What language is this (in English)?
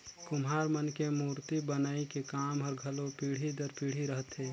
Chhattisgarhi